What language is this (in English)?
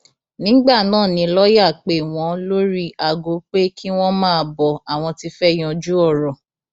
Yoruba